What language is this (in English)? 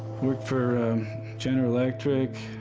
English